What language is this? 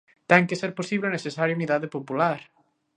Galician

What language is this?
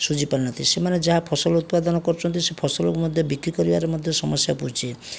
Odia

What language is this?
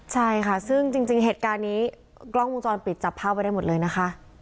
Thai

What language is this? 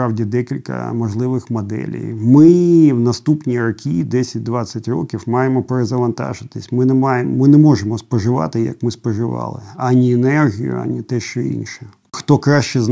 Ukrainian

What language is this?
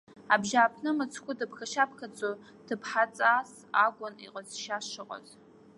Abkhazian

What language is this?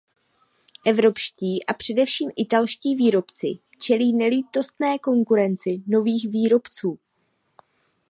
Czech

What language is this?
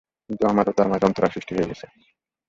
Bangla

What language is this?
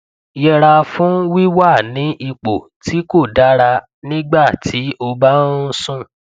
Yoruba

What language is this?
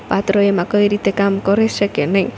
Gujarati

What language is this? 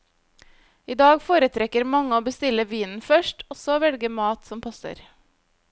Norwegian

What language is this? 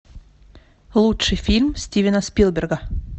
Russian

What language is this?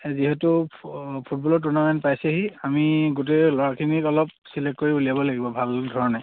Assamese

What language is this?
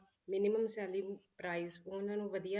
Punjabi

